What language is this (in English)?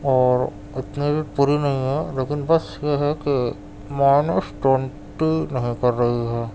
Urdu